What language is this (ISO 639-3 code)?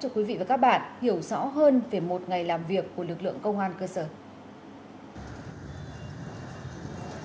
vie